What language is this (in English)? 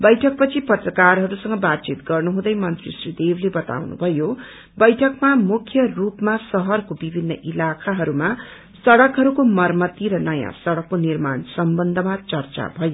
Nepali